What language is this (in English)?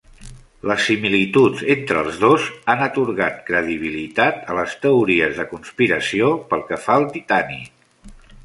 Catalan